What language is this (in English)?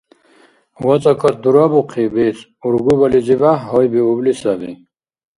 Dargwa